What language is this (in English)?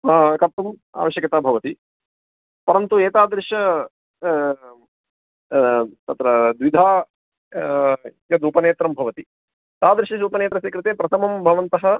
Sanskrit